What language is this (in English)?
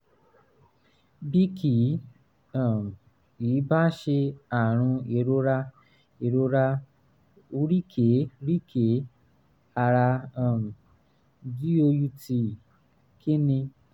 Yoruba